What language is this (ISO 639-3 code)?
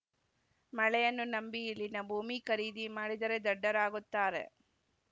kan